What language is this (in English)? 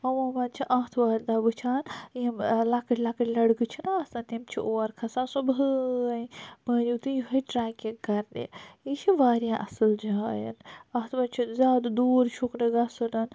Kashmiri